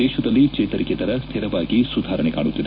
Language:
Kannada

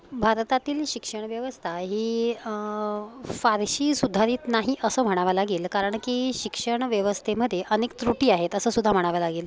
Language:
Marathi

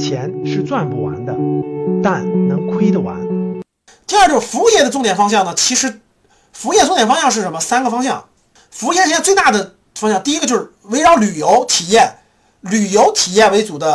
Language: Chinese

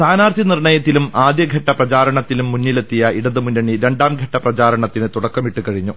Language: Malayalam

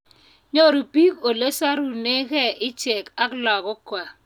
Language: Kalenjin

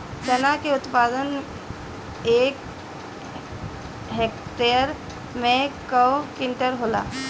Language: Bhojpuri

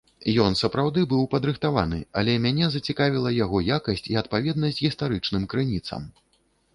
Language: Belarusian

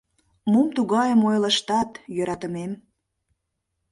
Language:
Mari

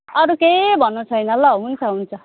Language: Nepali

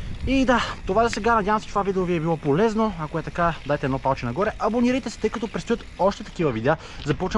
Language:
Bulgarian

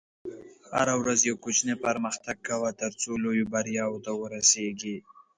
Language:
Pashto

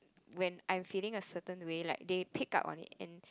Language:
English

